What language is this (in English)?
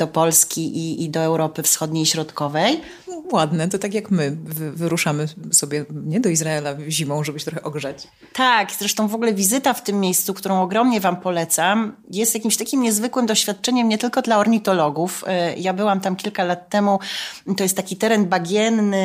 Polish